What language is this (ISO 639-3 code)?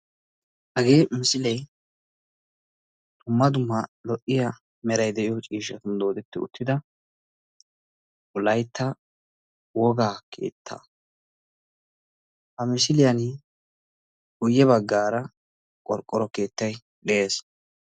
wal